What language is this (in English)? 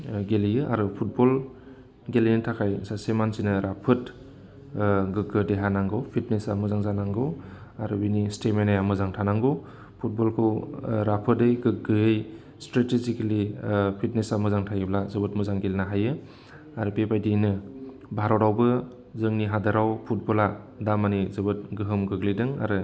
Bodo